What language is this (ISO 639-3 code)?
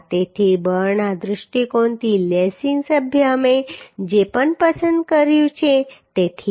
guj